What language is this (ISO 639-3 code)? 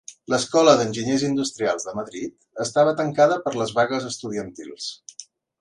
cat